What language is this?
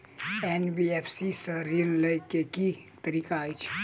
Maithili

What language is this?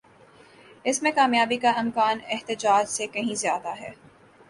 Urdu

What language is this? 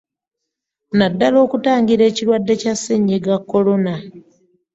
Ganda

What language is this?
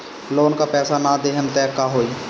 Bhojpuri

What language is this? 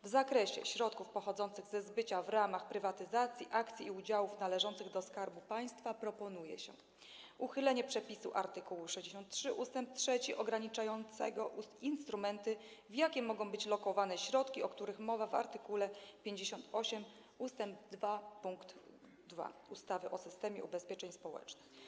Polish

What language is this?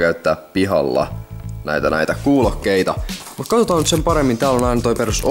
Finnish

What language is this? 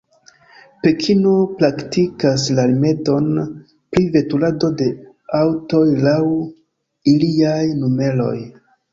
Esperanto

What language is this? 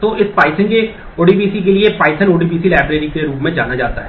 Hindi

